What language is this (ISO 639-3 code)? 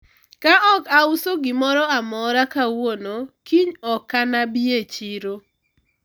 luo